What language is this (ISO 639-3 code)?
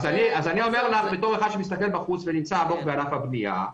heb